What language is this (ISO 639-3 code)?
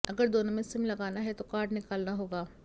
hin